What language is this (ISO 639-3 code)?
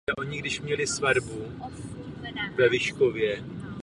ces